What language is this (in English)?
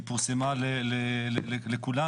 Hebrew